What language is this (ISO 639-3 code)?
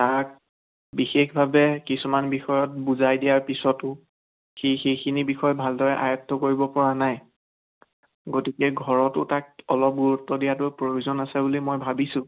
asm